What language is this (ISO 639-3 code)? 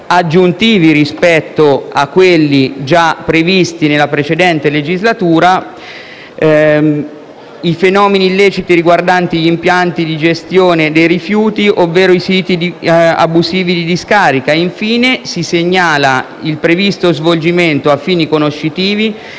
ita